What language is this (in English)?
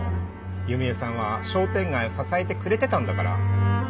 Japanese